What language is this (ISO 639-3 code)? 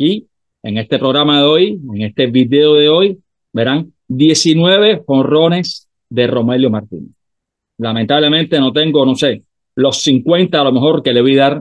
spa